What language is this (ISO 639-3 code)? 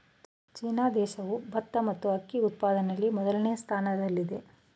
kan